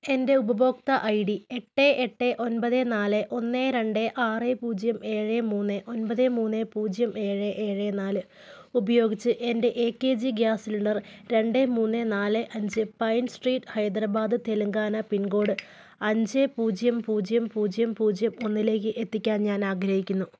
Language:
Malayalam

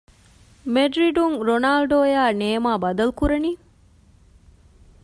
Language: Divehi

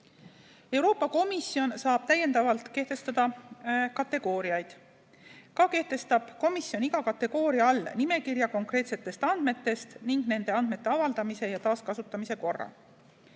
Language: Estonian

